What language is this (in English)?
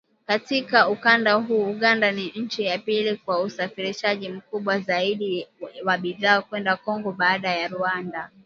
Swahili